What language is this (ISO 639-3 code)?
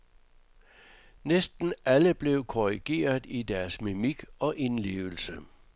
dan